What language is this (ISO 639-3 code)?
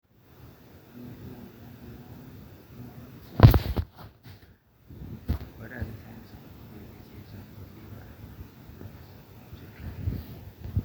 mas